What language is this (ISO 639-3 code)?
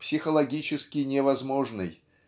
rus